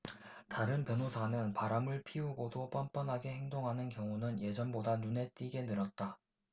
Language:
Korean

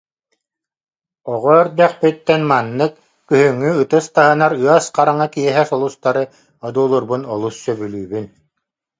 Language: Yakut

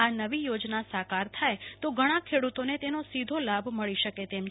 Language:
Gujarati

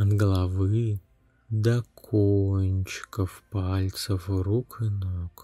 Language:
Russian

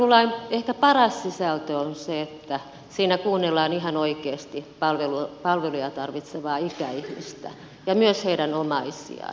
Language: Finnish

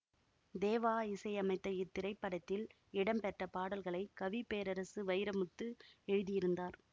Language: Tamil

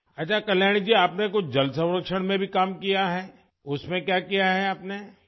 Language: Urdu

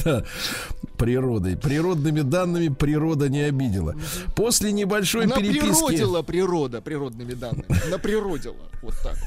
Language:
Russian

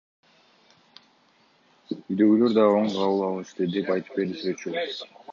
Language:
Kyrgyz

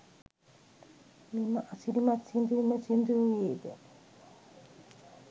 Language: Sinhala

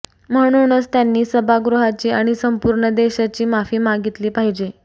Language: Marathi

